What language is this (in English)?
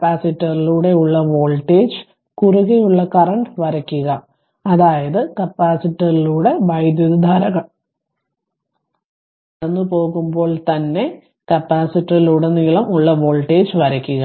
Malayalam